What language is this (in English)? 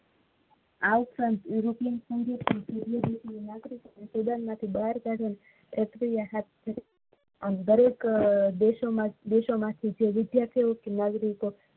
Gujarati